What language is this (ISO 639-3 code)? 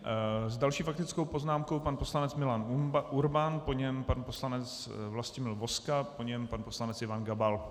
ces